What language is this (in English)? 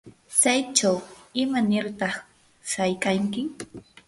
Yanahuanca Pasco Quechua